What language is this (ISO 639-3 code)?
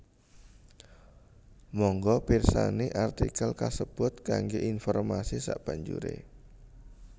jav